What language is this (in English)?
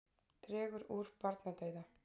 Icelandic